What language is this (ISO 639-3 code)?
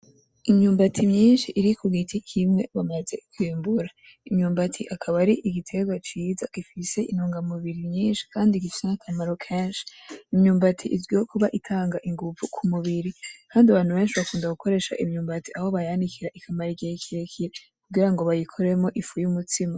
run